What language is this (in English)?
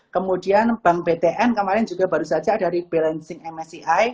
Indonesian